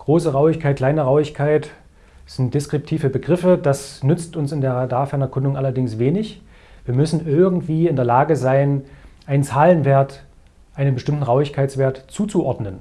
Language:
German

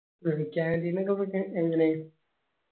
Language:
Malayalam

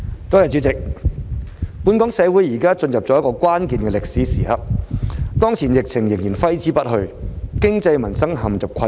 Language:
Cantonese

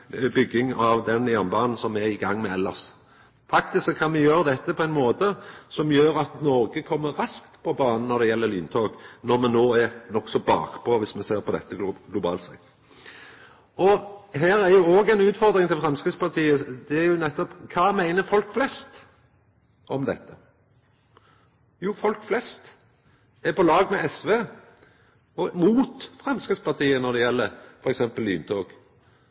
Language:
Norwegian Nynorsk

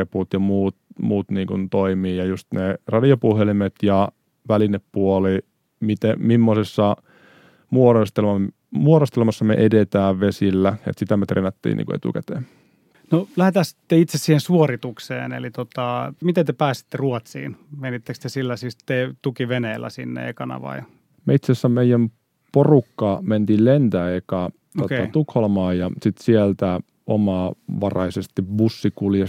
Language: Finnish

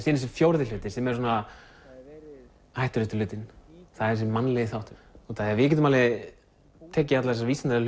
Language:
Icelandic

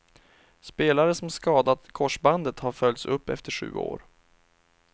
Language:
Swedish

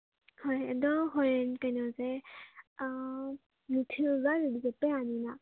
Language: Manipuri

